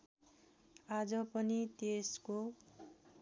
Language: Nepali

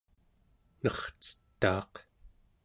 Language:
Central Yupik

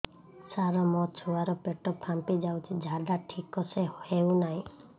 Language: Odia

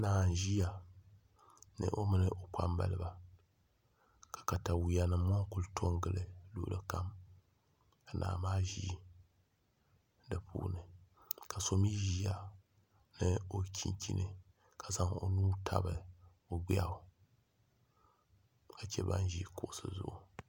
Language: Dagbani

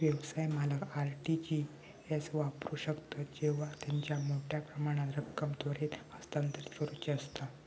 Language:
Marathi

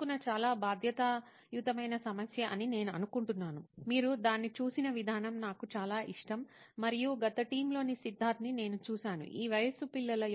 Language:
Telugu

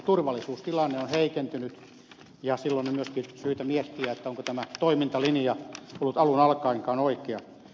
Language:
Finnish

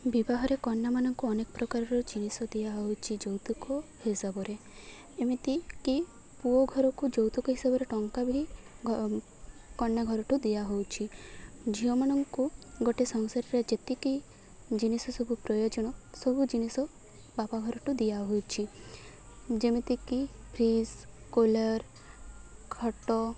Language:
Odia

